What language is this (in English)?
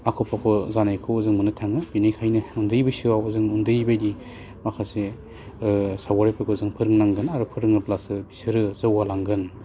Bodo